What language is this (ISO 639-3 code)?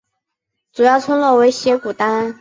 zho